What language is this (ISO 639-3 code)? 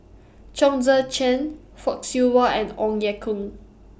eng